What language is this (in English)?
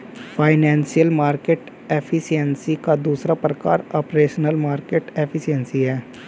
Hindi